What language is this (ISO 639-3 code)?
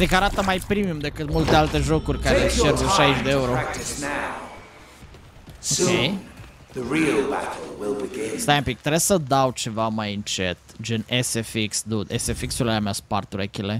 ron